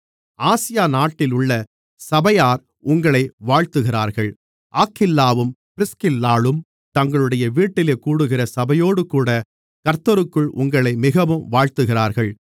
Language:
Tamil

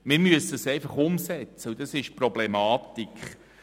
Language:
Swiss German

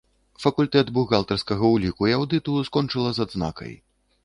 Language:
Belarusian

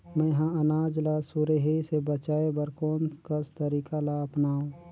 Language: Chhattisgarhi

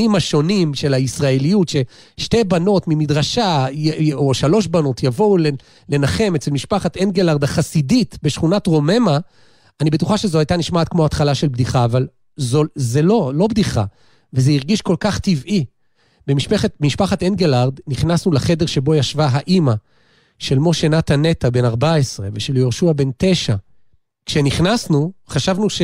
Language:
Hebrew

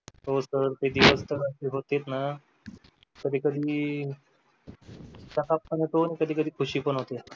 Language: Marathi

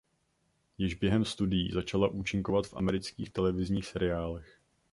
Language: Czech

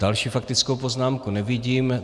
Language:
Czech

